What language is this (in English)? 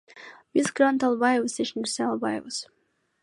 Kyrgyz